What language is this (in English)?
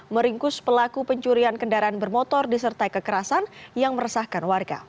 Indonesian